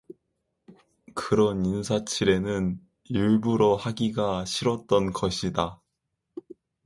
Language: Korean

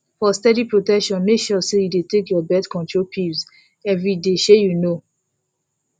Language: Nigerian Pidgin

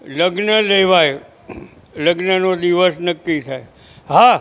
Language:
Gujarati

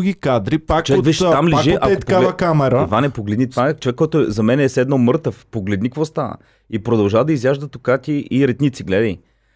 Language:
Bulgarian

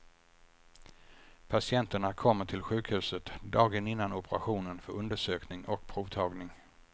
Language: Swedish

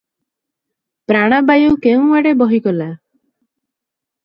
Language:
Odia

